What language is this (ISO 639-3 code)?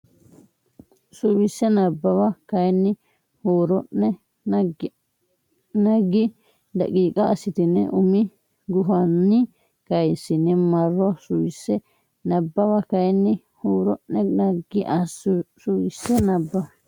sid